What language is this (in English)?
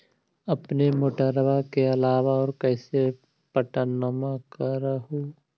Magahi